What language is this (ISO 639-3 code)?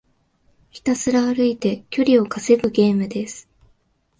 jpn